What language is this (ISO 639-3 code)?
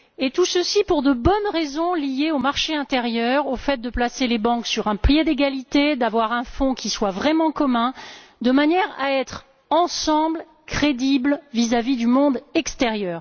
fra